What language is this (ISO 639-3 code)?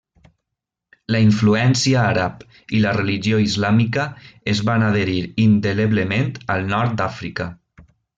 cat